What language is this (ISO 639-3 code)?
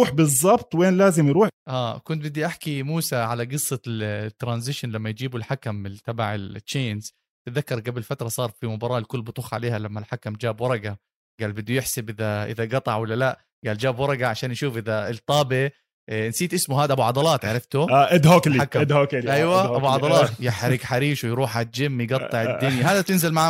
ara